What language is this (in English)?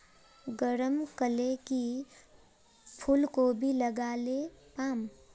Magahi